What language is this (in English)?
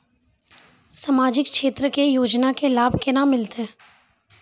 Maithili